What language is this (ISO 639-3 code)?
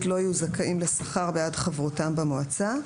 heb